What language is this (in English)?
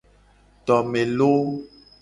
Gen